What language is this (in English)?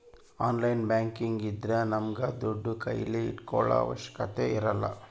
Kannada